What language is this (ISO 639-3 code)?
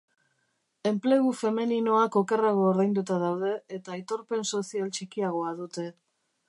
eus